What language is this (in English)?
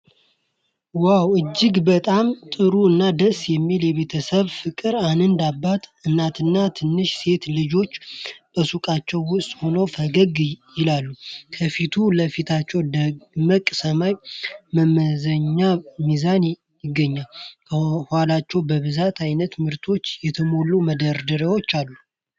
Amharic